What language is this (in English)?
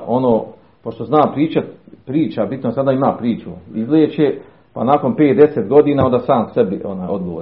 Croatian